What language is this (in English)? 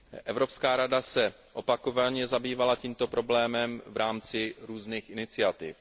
Czech